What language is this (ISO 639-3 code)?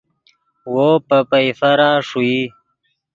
ydg